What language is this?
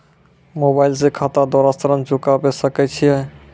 Maithili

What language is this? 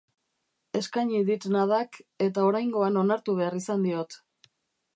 Basque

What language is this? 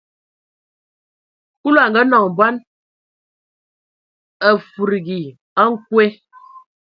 Ewondo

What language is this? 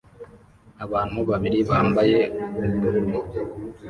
Kinyarwanda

